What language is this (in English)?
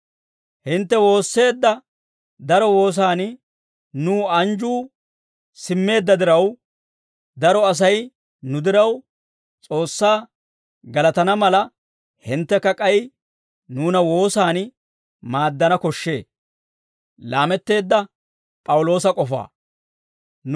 Dawro